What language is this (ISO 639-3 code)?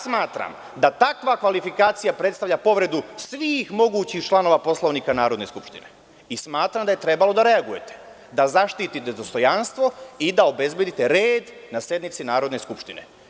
srp